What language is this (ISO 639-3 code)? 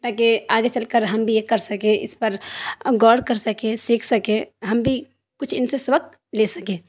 urd